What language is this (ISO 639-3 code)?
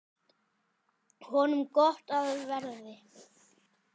isl